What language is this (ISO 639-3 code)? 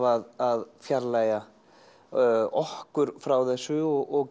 isl